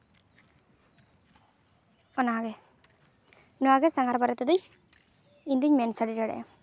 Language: Santali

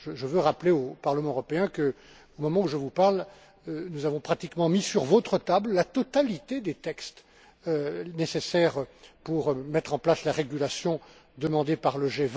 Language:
French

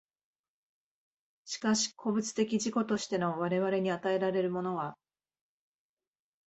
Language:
Japanese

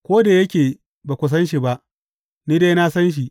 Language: Hausa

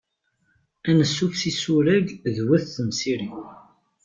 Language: Kabyle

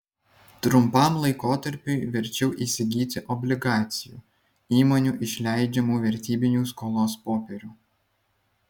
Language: Lithuanian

